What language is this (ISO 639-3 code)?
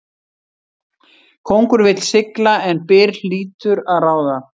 isl